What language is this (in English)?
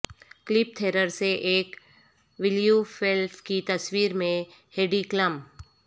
Urdu